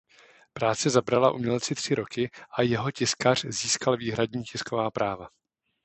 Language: Czech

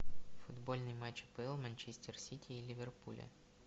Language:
Russian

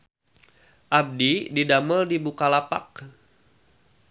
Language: Sundanese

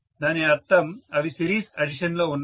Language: Telugu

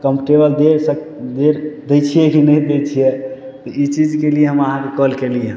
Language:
Maithili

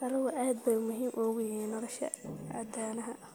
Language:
Somali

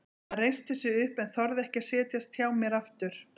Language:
Icelandic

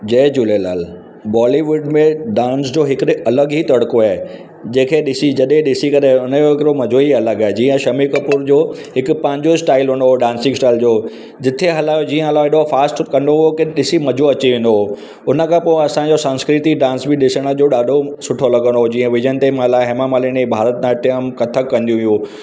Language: Sindhi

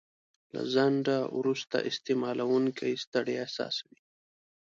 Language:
Pashto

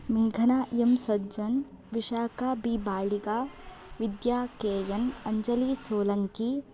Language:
Sanskrit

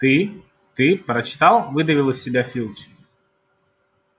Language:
Russian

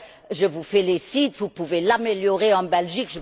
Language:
French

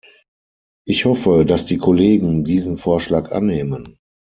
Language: German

